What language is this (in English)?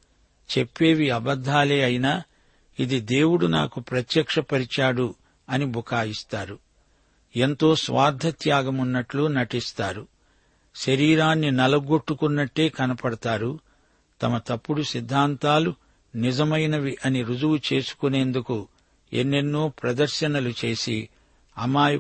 Telugu